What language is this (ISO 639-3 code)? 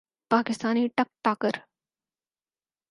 urd